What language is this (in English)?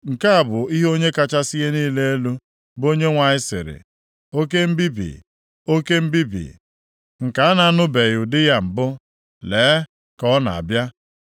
Igbo